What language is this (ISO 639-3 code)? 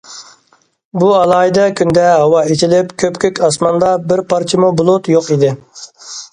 uig